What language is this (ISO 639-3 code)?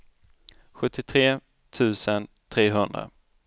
swe